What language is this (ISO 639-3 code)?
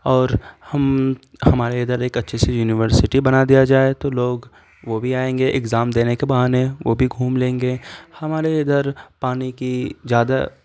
urd